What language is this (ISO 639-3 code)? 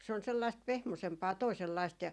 fin